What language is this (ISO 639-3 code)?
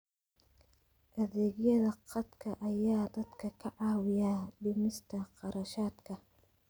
som